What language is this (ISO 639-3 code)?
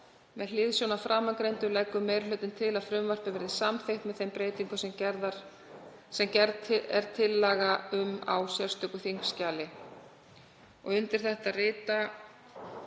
isl